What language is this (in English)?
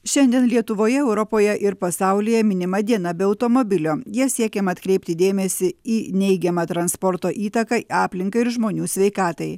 Lithuanian